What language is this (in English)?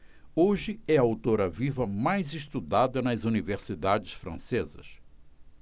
Portuguese